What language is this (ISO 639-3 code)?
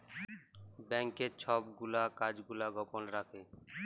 ben